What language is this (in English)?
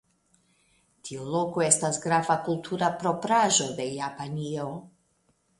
Esperanto